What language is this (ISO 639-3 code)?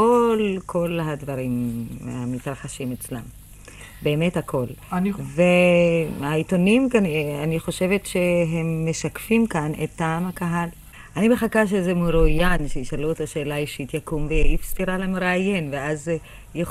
heb